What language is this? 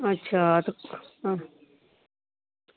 Dogri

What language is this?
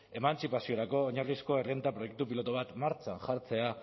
Basque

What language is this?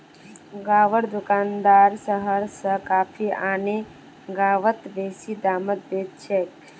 Magahi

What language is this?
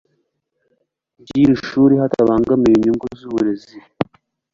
Kinyarwanda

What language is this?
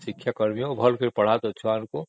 Odia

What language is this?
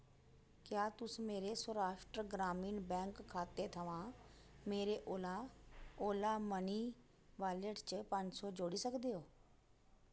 Dogri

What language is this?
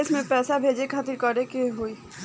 Bhojpuri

